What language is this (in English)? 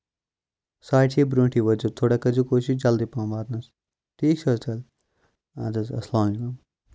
Kashmiri